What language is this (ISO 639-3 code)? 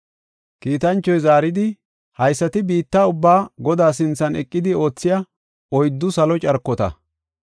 gof